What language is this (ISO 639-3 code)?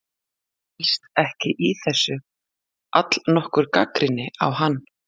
isl